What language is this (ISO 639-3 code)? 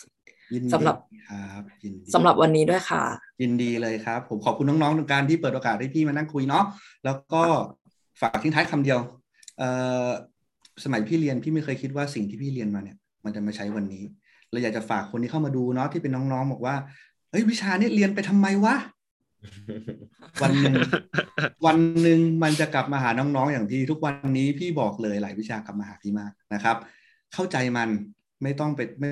tha